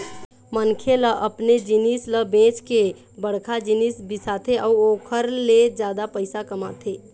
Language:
Chhattisgarhi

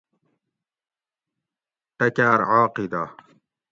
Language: Gawri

